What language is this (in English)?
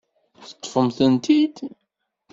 Kabyle